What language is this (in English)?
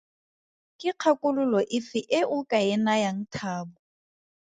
Tswana